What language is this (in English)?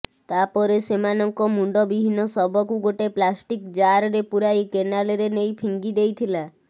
Odia